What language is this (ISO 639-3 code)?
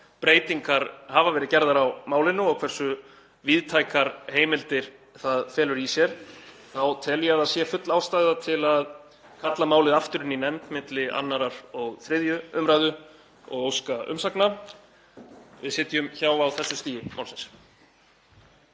isl